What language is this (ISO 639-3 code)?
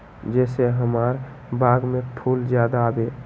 mag